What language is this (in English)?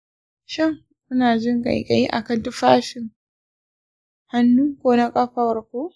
Hausa